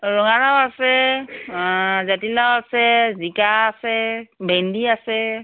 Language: Assamese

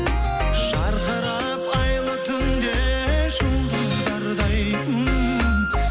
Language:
Kazakh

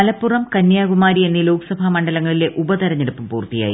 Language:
Malayalam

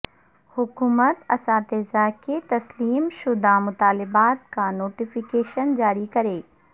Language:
Urdu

